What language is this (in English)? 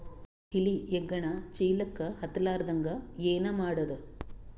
Kannada